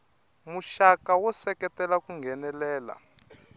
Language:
Tsonga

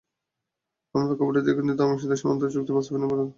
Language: Bangla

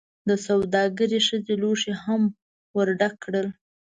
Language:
Pashto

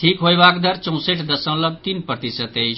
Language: Maithili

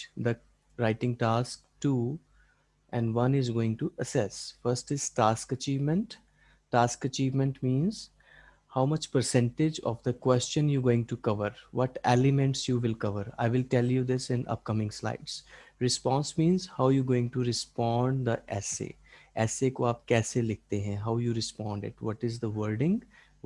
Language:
English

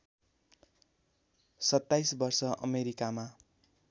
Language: Nepali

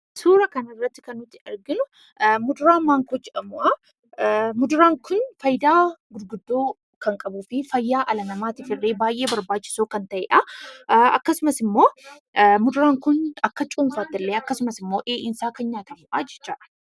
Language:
Oromo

